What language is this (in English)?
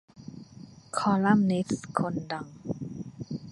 Thai